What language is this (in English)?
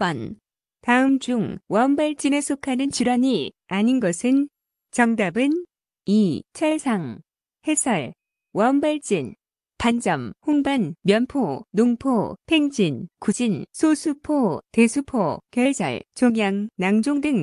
Korean